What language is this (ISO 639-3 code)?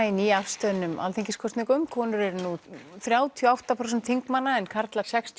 isl